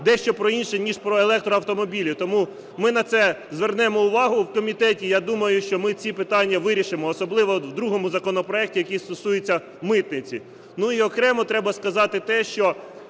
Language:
Ukrainian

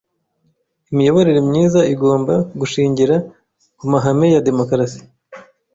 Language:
Kinyarwanda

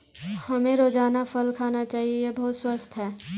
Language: Hindi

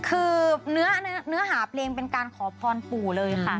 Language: Thai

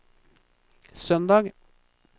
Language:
Norwegian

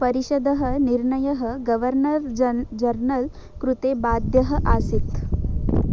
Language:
Sanskrit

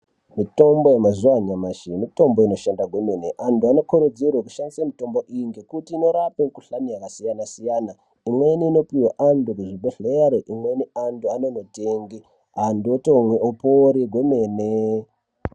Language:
Ndau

